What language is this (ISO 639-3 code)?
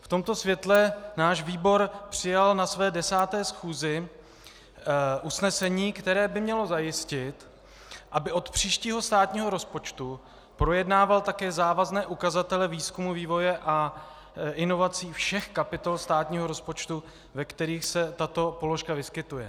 ces